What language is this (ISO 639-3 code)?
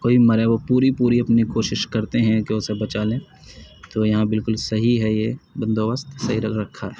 urd